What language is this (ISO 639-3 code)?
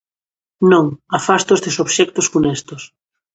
glg